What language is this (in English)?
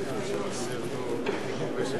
Hebrew